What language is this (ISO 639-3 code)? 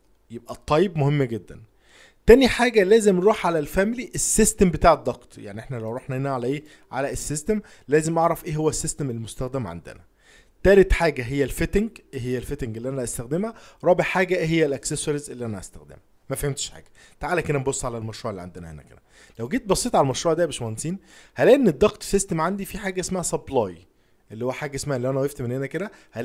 ara